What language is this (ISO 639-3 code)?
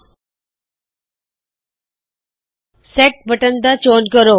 pan